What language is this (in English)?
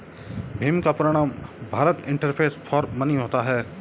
Hindi